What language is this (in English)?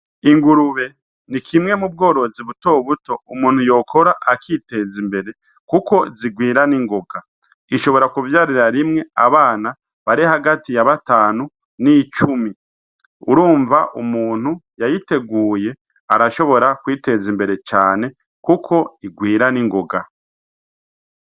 Rundi